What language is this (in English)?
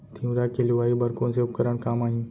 Chhattisgarhi